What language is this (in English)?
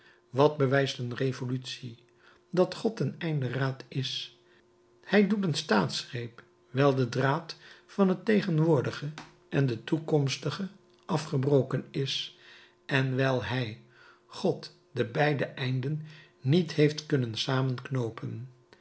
Dutch